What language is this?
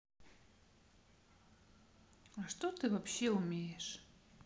Russian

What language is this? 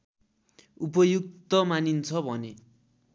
Nepali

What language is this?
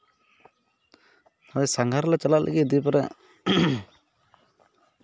Santali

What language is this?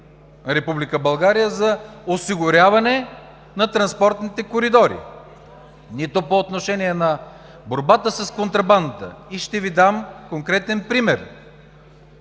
Bulgarian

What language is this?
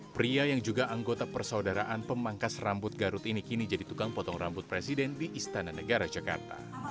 Indonesian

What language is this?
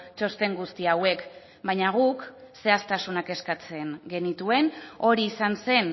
Basque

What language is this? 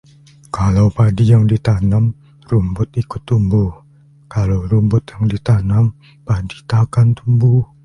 Indonesian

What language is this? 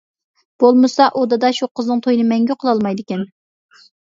Uyghur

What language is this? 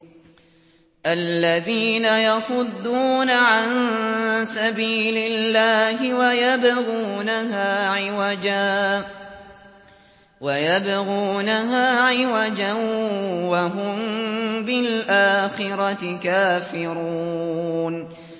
Arabic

